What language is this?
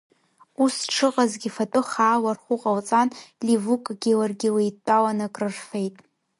Abkhazian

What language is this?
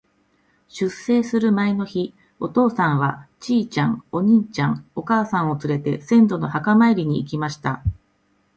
Japanese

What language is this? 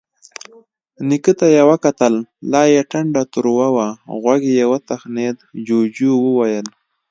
Pashto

